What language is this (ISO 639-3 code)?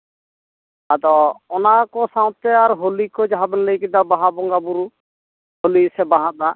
sat